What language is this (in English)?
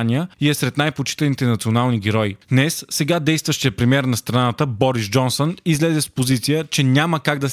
Bulgarian